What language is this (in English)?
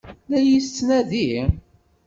Kabyle